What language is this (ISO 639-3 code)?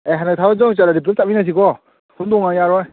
mni